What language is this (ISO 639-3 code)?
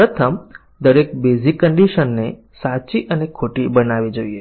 guj